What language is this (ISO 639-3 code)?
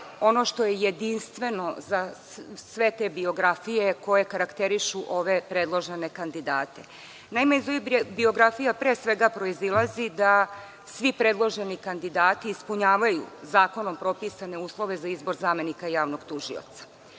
srp